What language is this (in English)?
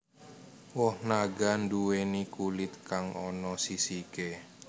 Javanese